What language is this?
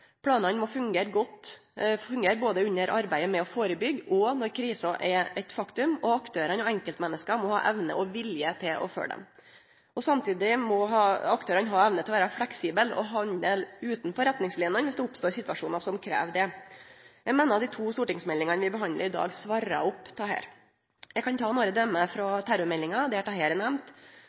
Norwegian Nynorsk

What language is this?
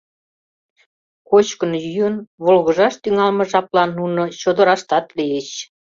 Mari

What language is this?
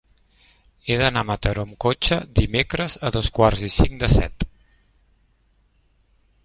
Catalan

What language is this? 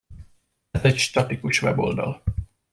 Hungarian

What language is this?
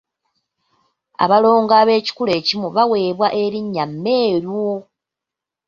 Ganda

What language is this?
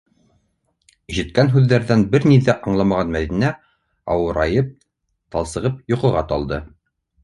Bashkir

